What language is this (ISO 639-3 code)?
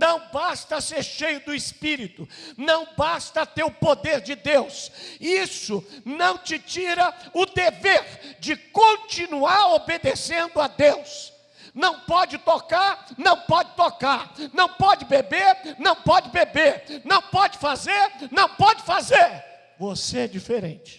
por